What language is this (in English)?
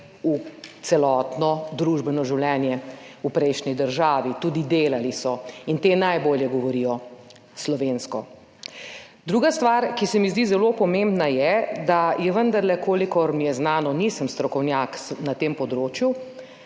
Slovenian